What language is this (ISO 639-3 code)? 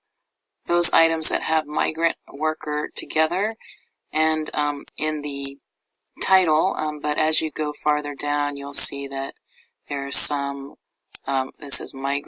eng